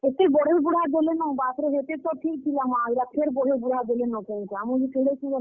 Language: Odia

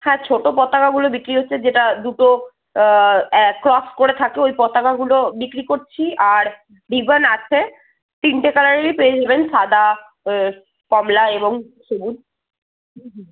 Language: Bangla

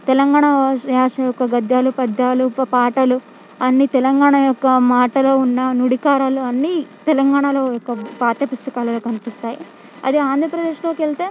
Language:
Telugu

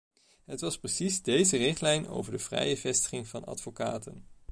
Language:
Dutch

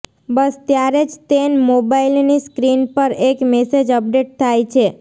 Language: Gujarati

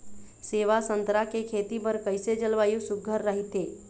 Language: Chhattisgarhi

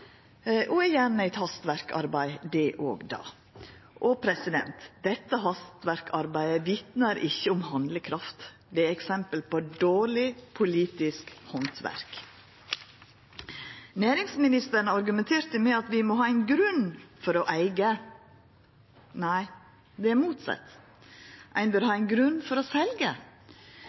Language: Norwegian Nynorsk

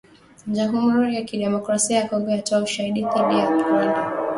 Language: Swahili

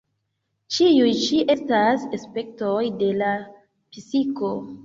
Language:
Esperanto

